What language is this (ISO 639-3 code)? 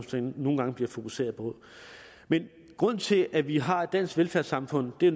dan